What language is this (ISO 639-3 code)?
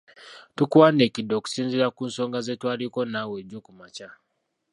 lug